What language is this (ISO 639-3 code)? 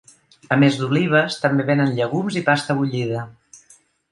cat